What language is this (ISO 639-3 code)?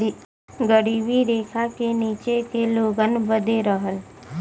bho